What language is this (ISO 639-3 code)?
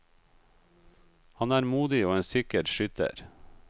nor